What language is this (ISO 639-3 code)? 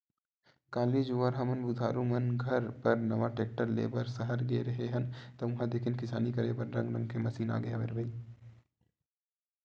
hne